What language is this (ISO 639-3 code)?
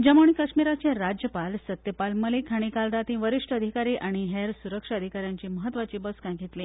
kok